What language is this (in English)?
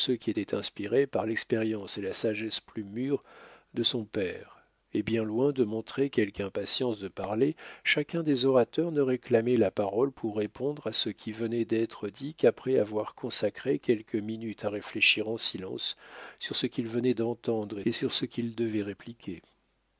French